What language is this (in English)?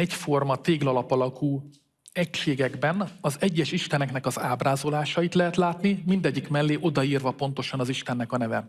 Hungarian